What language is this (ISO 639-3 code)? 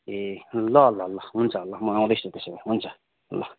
nep